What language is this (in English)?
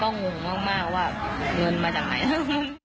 Thai